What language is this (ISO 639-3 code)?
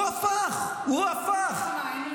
heb